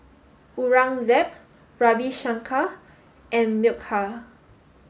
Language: English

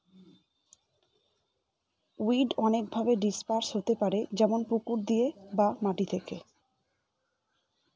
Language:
Bangla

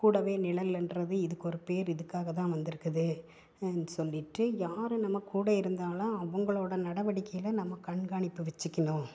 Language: Tamil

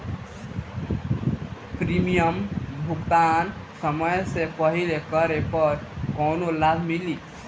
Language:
Bhojpuri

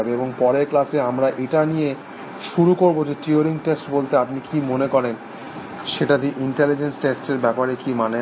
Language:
Bangla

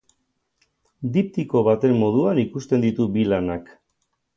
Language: Basque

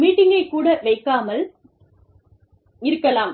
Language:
Tamil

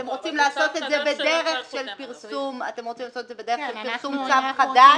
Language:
Hebrew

